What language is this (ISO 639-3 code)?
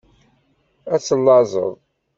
kab